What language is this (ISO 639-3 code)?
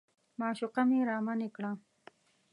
pus